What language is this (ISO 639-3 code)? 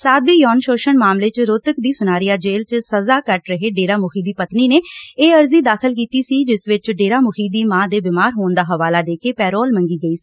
pan